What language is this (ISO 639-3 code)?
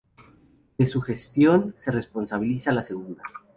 spa